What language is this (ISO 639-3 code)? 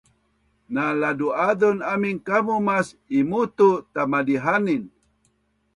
bnn